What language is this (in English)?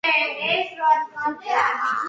Georgian